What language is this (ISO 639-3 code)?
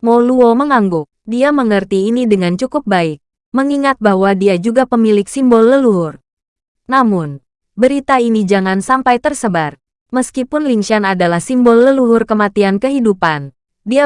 ind